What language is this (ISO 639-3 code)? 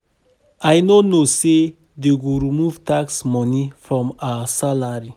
pcm